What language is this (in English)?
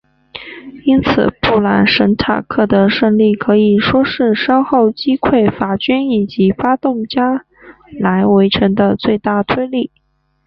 Chinese